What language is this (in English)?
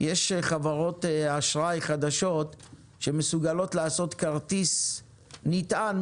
Hebrew